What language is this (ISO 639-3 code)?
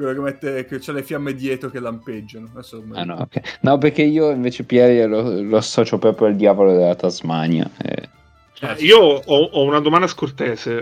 ita